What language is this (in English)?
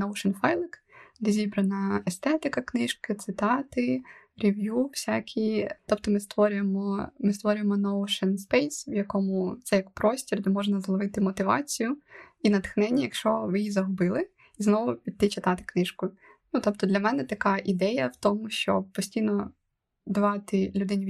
Ukrainian